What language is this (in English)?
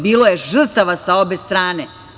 Serbian